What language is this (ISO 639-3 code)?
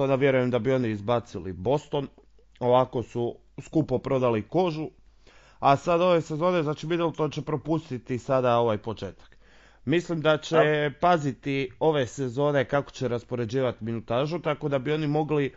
hrv